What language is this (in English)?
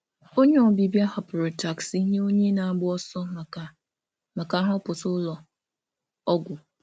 Igbo